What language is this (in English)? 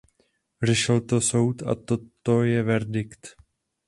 Czech